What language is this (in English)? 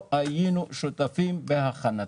Hebrew